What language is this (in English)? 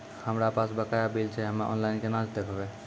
Maithili